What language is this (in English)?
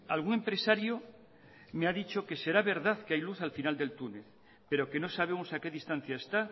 Spanish